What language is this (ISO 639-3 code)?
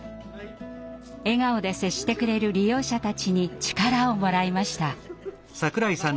jpn